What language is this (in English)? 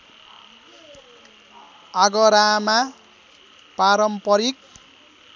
Nepali